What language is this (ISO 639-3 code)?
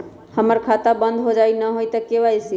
mag